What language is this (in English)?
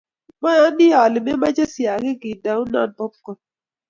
Kalenjin